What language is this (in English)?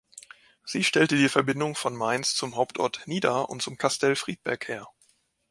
German